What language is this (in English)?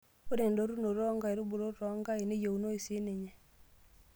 Masai